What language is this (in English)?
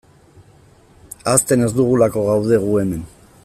Basque